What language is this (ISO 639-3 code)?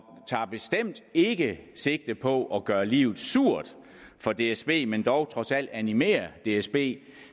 dan